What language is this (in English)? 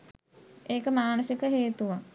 Sinhala